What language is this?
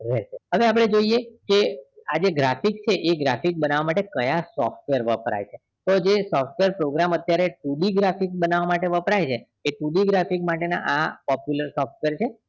Gujarati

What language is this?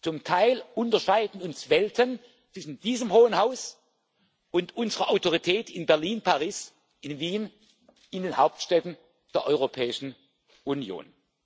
German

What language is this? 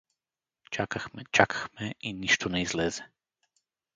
Bulgarian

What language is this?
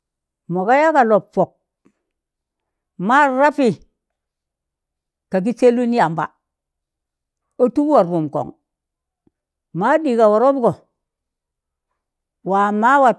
Tangale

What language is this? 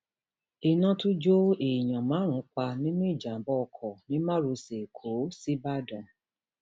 Yoruba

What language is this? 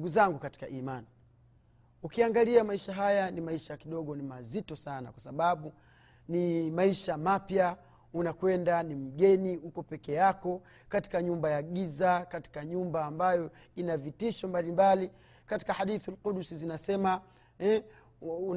Swahili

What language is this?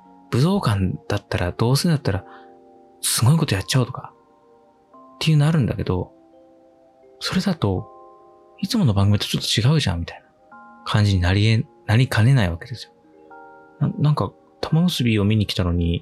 Japanese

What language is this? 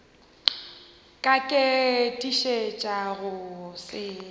Northern Sotho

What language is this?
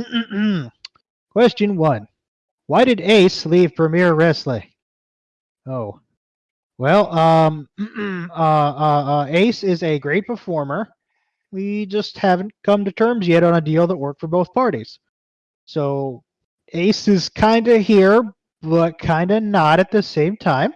English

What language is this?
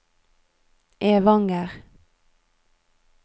Norwegian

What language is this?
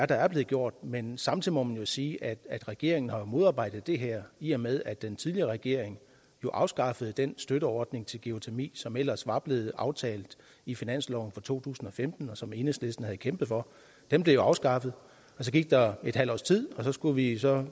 Danish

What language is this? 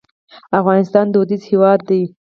Pashto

